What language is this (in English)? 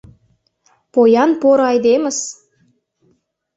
Mari